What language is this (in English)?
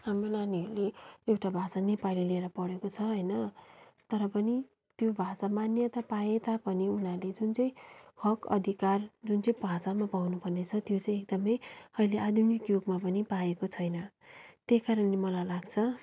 Nepali